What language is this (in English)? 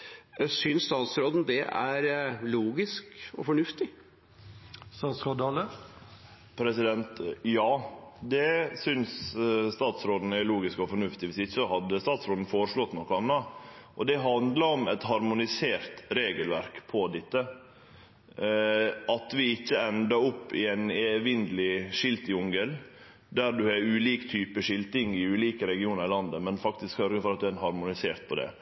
Norwegian